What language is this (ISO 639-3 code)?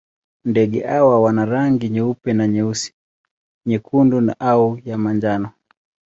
swa